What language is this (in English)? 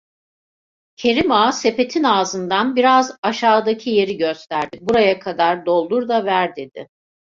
Turkish